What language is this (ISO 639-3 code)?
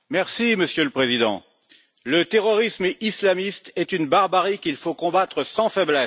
fra